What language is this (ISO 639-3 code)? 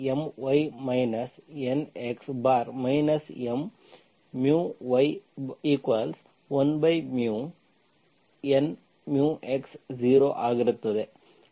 kan